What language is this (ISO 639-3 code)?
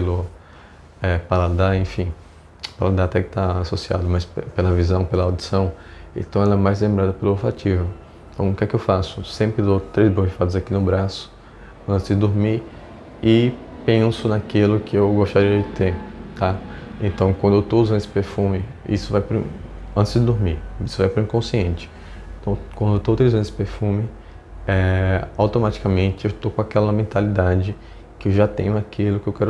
por